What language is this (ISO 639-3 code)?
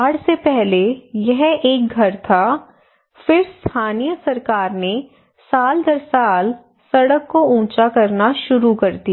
hin